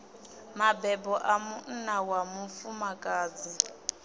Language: Venda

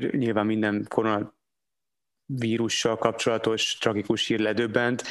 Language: Hungarian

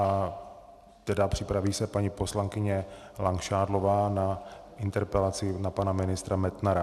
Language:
Czech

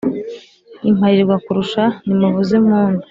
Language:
Kinyarwanda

